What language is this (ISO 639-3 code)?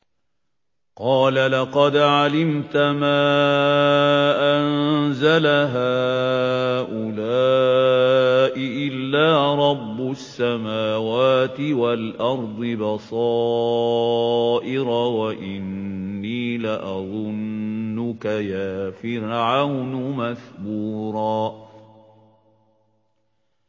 ara